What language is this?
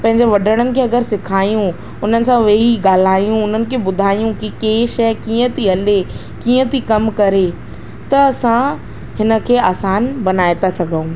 Sindhi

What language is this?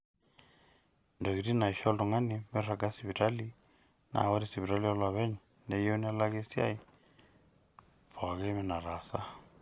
Masai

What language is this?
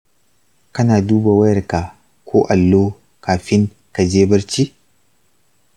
Hausa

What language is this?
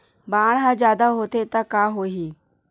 Chhattisgarhi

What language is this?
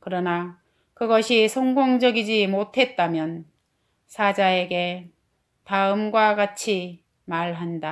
Korean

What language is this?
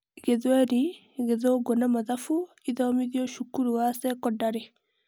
Kikuyu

